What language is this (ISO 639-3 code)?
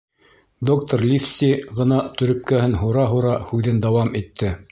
bak